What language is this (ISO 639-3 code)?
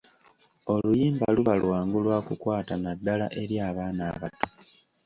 lug